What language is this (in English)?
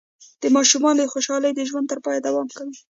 Pashto